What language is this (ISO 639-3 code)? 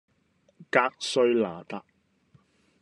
yue